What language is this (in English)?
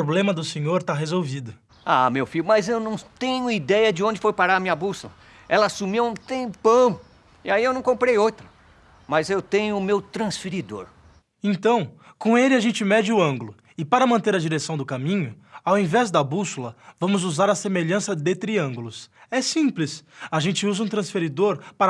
Portuguese